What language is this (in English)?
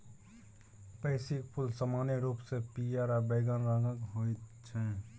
Maithili